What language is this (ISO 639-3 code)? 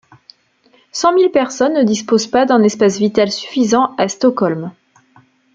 fra